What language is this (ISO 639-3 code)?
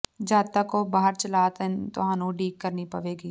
pan